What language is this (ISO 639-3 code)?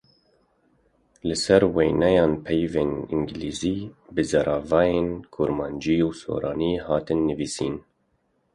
kur